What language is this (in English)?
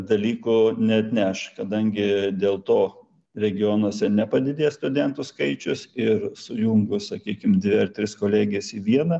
Lithuanian